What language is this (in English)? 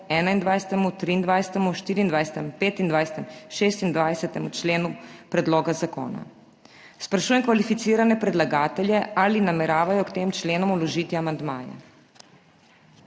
Slovenian